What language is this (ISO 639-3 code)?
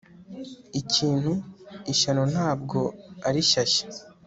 kin